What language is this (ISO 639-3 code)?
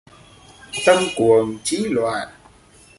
vie